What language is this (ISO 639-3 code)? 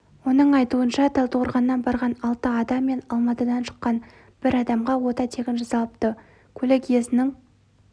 kaz